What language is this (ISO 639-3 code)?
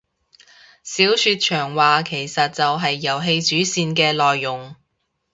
yue